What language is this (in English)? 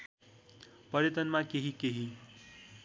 Nepali